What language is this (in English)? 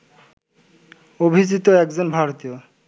Bangla